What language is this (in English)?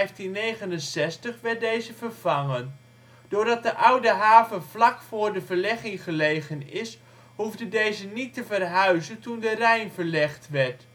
Dutch